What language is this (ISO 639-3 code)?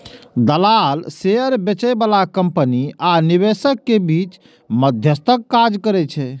mai